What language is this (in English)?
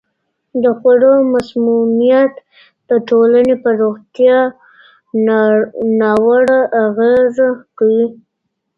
Pashto